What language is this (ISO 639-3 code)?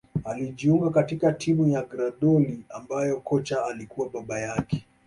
swa